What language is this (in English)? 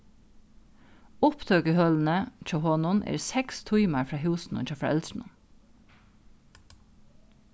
Faroese